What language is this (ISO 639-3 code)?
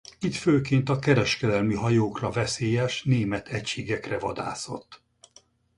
hun